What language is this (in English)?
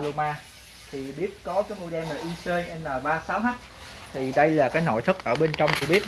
Vietnamese